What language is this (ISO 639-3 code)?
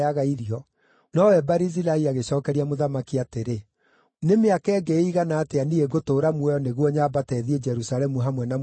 kik